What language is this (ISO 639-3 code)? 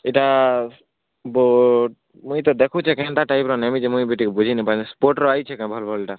ori